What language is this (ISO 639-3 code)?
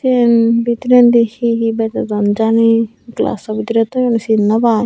ccp